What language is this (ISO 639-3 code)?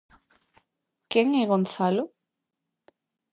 glg